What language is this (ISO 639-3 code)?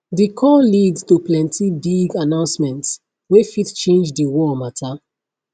pcm